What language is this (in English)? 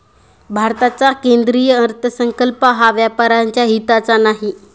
Marathi